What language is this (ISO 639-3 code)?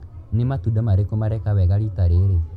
kik